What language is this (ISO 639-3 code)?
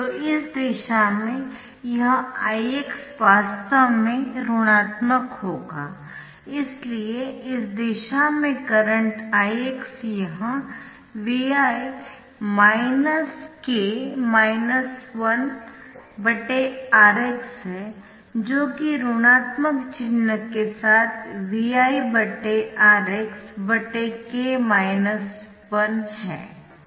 hin